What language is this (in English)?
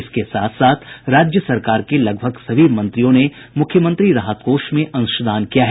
Hindi